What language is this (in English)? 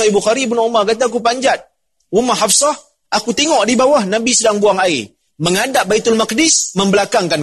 Malay